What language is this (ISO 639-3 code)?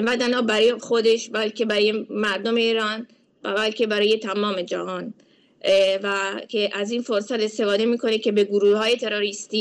fas